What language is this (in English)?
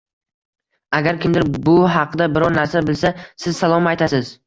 Uzbek